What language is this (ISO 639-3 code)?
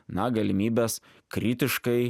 lit